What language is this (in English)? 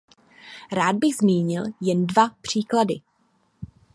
Czech